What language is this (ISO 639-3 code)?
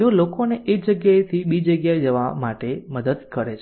guj